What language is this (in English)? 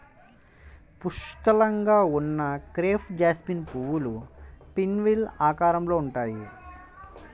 Telugu